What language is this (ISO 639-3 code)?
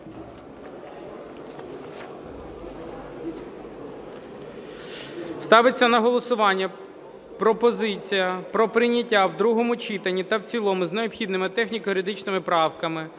ukr